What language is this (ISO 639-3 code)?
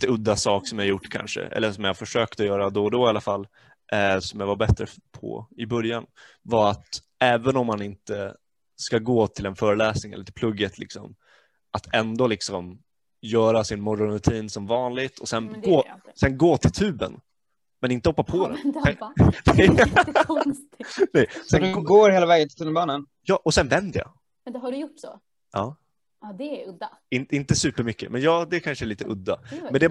swe